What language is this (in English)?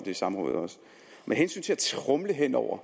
Danish